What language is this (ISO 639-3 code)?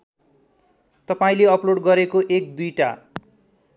nep